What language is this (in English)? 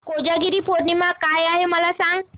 Marathi